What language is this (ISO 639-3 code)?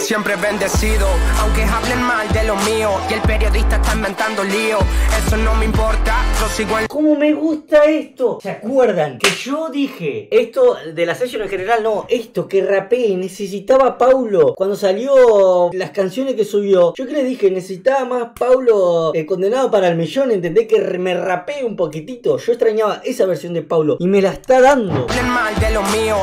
spa